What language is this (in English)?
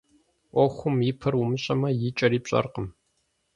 Kabardian